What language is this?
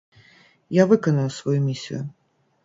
Belarusian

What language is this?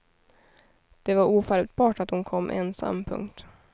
Swedish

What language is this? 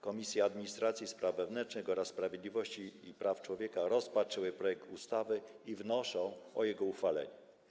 Polish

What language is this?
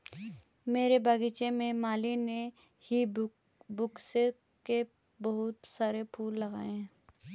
Hindi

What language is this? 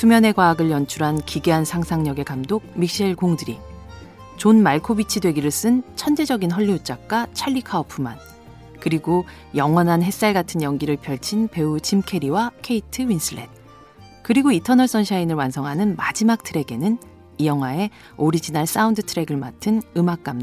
Korean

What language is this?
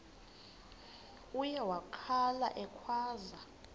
Xhosa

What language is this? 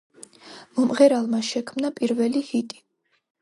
Georgian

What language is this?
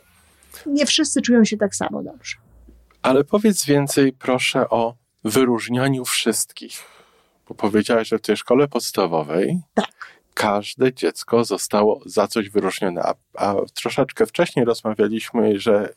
Polish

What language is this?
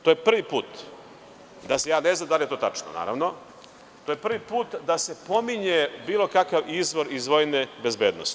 Serbian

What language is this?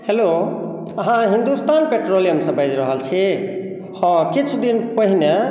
Maithili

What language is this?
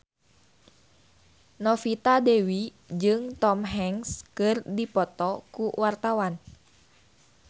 Sundanese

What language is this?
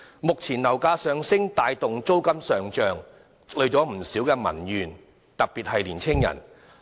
Cantonese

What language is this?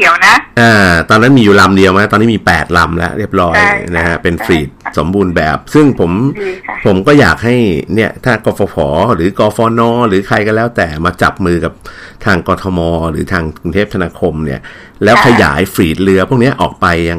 Thai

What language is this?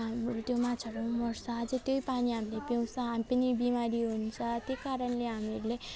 Nepali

